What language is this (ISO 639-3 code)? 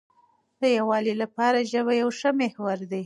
pus